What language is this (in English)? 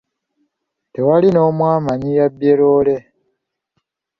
Ganda